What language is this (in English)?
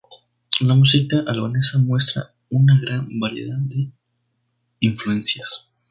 Spanish